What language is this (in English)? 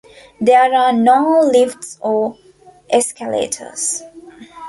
English